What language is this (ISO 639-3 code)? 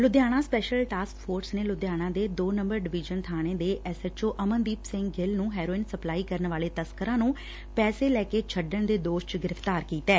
pan